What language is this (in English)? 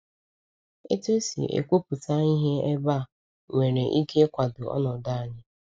Igbo